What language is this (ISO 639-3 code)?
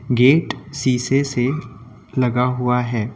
hin